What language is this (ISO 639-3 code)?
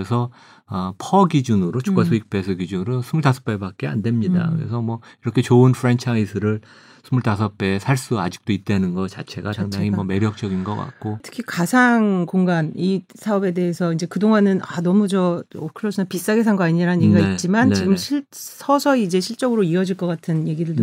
kor